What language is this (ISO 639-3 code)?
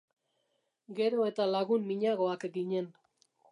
eus